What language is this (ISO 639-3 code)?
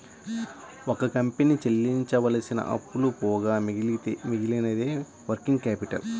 tel